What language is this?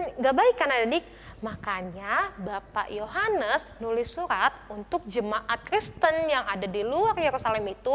Indonesian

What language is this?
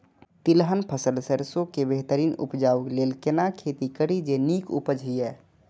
Maithili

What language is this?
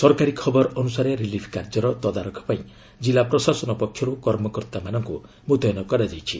Odia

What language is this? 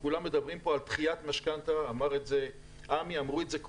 Hebrew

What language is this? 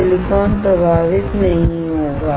Hindi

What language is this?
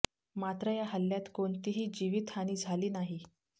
Marathi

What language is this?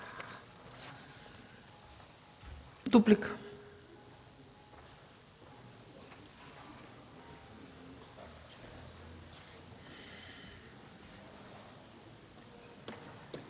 Bulgarian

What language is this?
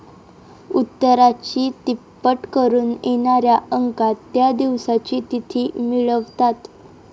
Marathi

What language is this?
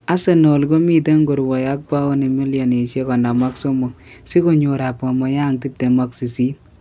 Kalenjin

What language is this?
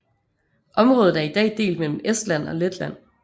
Danish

